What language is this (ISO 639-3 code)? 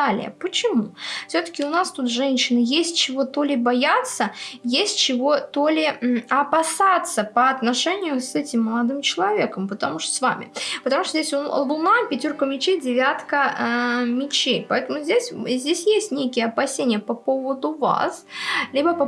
rus